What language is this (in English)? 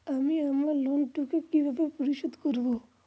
Bangla